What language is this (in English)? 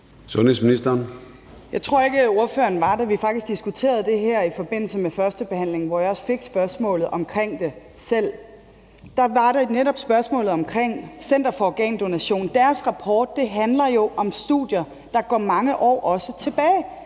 Danish